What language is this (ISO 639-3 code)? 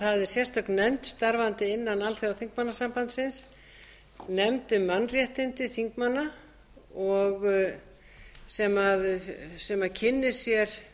isl